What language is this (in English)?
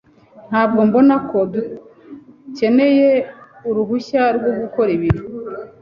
Kinyarwanda